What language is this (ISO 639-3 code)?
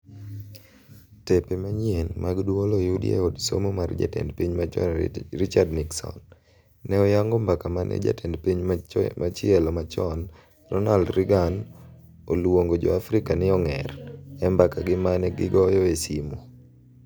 luo